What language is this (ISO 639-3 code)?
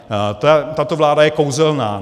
ces